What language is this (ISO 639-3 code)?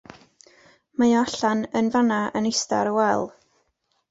cym